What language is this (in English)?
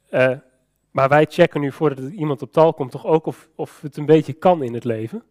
Dutch